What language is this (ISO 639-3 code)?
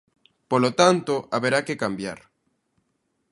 glg